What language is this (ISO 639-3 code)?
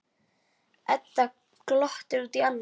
isl